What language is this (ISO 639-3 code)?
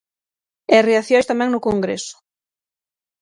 glg